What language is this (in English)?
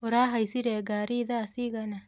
Kikuyu